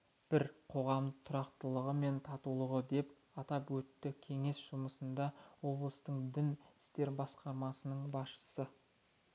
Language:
Kazakh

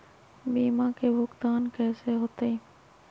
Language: Magahi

